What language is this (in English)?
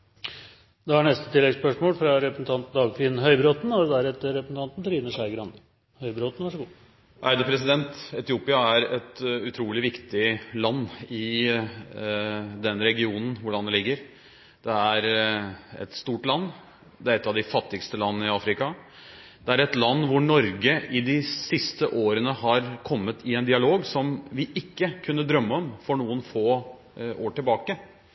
Norwegian